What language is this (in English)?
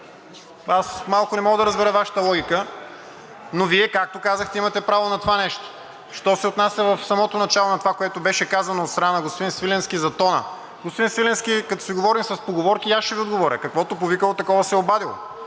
Bulgarian